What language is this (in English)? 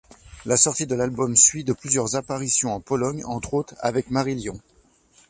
French